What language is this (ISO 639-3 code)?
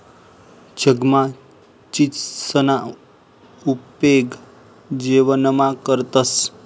mar